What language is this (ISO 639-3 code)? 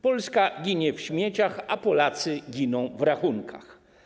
pol